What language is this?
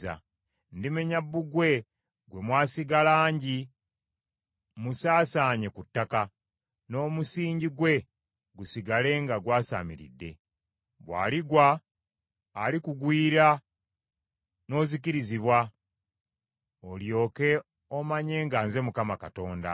Ganda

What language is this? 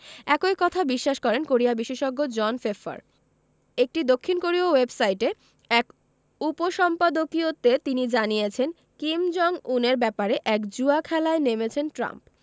Bangla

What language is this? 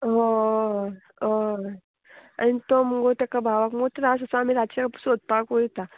Konkani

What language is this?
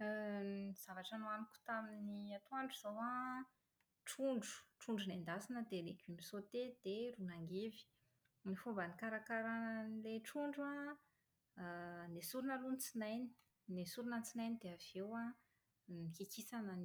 Malagasy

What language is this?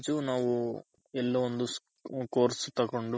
Kannada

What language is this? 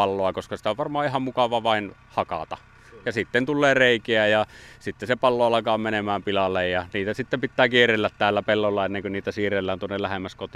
Finnish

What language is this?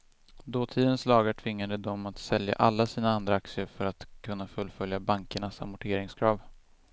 Swedish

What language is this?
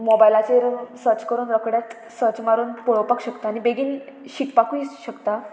Konkani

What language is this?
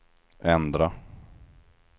Swedish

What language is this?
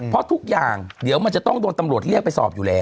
Thai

